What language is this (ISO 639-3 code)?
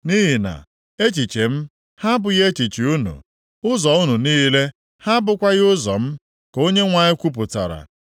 ibo